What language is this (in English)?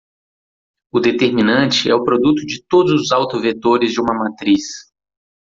Portuguese